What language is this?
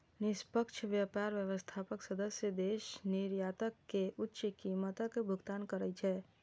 Maithili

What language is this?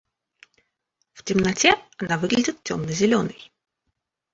Russian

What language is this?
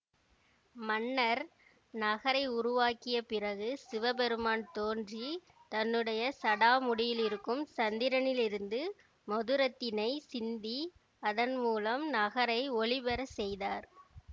Tamil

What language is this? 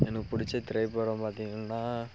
Tamil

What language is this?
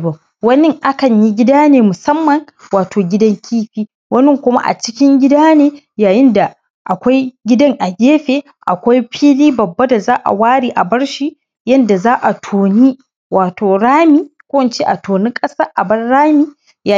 Hausa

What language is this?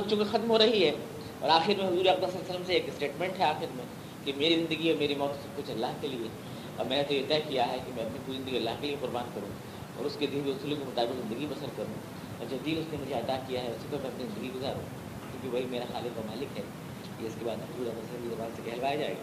Urdu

